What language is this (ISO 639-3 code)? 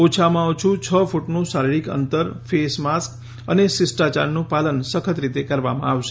guj